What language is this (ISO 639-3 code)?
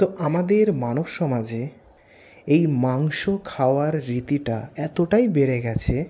ben